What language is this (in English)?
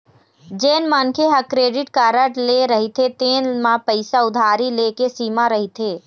Chhattisgarhi